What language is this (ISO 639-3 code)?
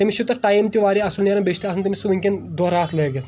kas